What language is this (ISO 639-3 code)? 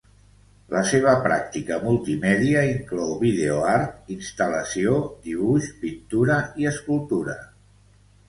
cat